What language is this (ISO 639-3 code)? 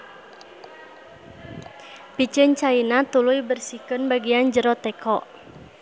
sun